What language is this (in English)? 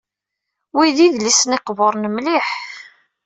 Kabyle